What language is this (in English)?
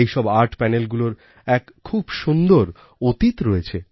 Bangla